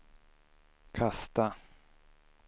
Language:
Swedish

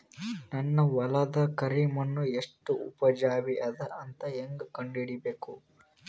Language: Kannada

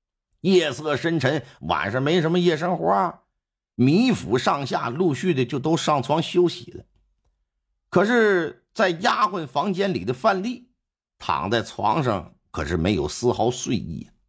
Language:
Chinese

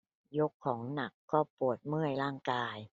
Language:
Thai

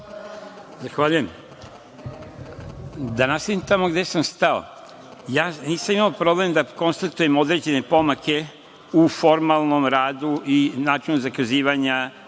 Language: Serbian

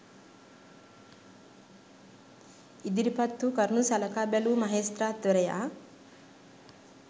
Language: Sinhala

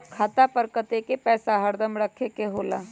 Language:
Magahi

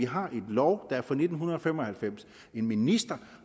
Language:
Danish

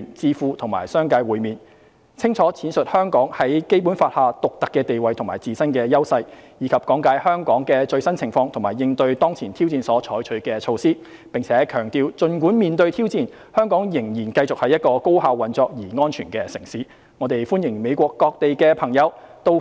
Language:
Cantonese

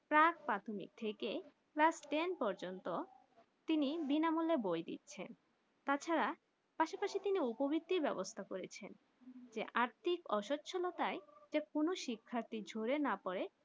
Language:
Bangla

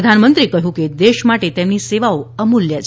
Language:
Gujarati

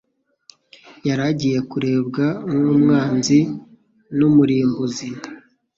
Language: Kinyarwanda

